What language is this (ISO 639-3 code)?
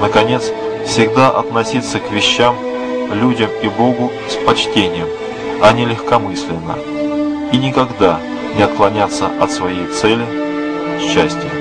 rus